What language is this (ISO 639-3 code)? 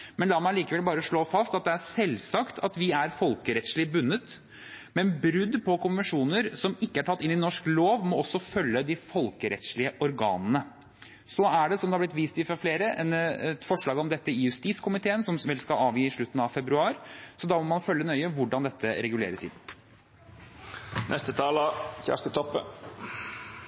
nob